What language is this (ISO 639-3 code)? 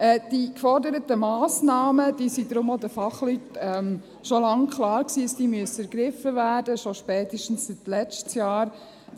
gsw